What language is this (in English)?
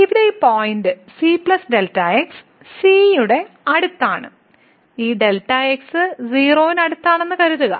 Malayalam